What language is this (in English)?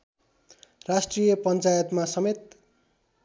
Nepali